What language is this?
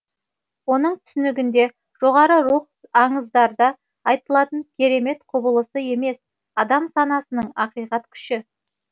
Kazakh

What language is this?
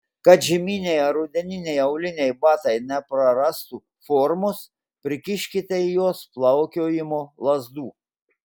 Lithuanian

